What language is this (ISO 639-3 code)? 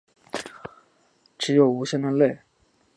zho